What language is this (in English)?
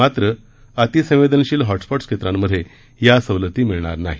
Marathi